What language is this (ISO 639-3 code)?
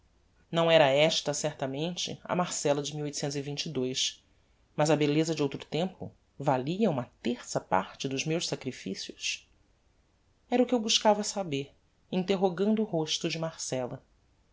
por